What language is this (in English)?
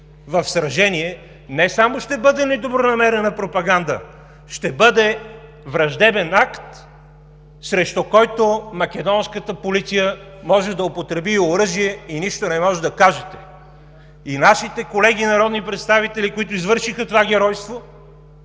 Bulgarian